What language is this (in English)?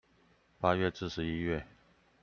Chinese